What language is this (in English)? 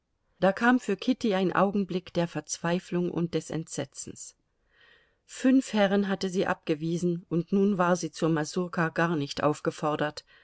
German